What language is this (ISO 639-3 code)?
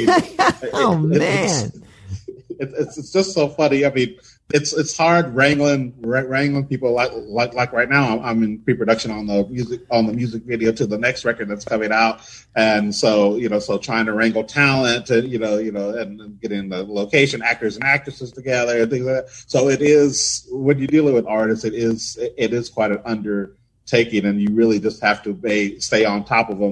eng